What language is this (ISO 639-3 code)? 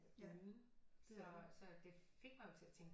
dan